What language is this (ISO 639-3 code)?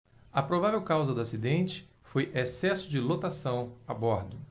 por